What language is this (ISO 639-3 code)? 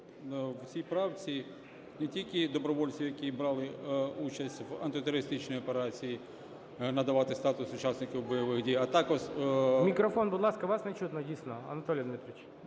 ukr